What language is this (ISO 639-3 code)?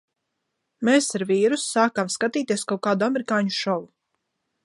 lav